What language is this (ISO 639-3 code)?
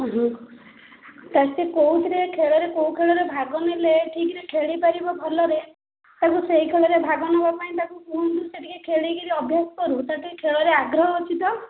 ori